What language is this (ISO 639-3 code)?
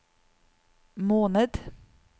nor